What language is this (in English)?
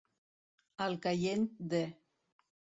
Catalan